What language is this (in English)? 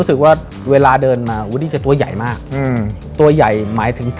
Thai